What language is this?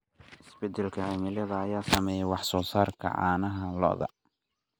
Somali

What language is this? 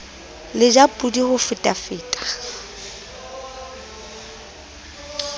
Southern Sotho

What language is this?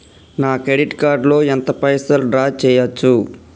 Telugu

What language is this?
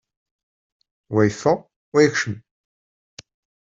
Kabyle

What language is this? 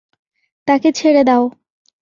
Bangla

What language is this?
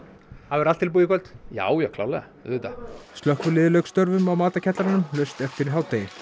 Icelandic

